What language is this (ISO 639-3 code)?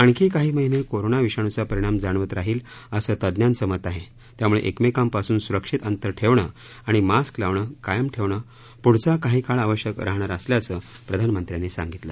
mar